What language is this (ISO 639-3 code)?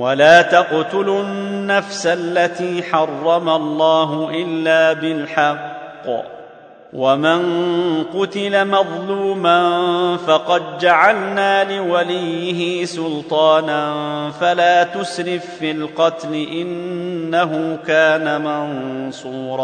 ara